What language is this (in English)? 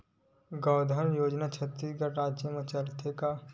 Chhattisgarhi